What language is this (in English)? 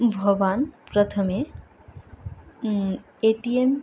Sanskrit